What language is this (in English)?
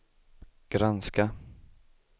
Swedish